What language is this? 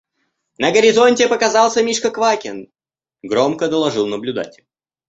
Russian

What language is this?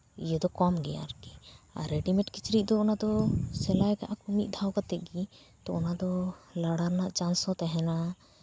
Santali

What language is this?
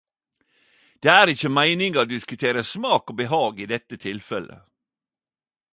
Norwegian Nynorsk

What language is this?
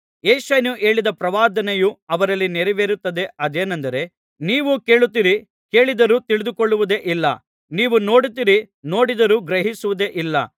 Kannada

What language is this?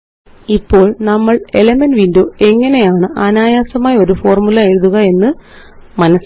Malayalam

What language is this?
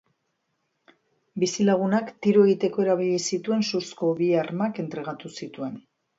Basque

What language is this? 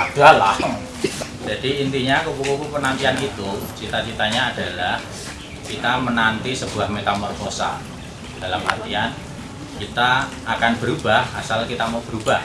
Indonesian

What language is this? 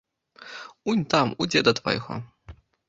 Belarusian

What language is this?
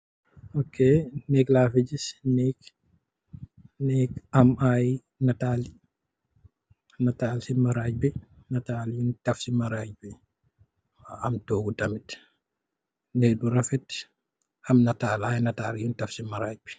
Wolof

